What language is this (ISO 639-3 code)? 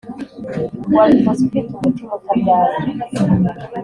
kin